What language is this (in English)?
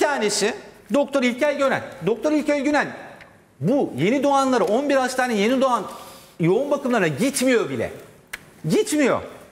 Turkish